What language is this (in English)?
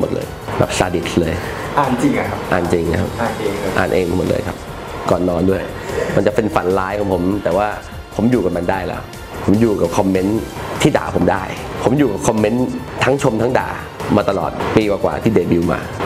Thai